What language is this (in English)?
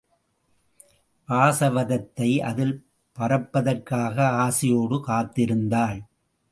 Tamil